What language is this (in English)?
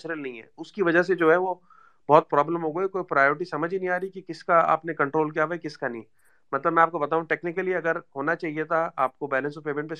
Urdu